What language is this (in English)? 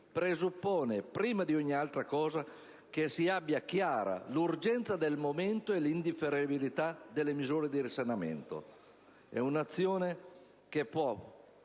Italian